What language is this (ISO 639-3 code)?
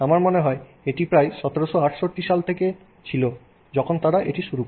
ben